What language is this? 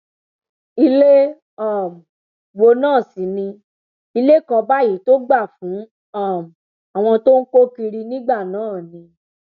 Yoruba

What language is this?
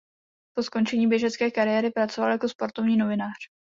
Czech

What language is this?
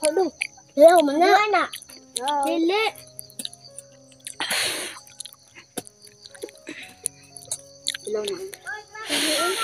Filipino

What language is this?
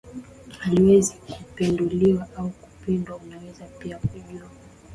Swahili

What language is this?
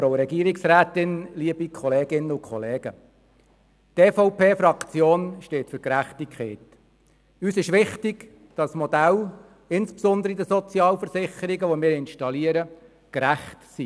Swiss German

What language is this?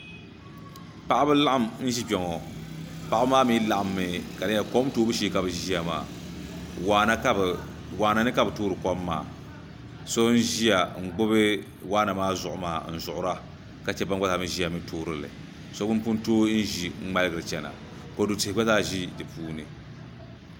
Dagbani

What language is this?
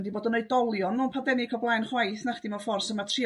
Welsh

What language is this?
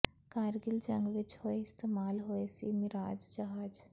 Punjabi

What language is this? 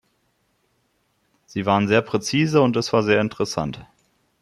German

